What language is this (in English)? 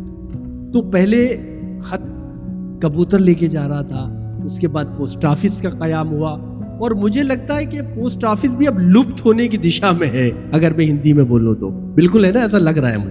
Urdu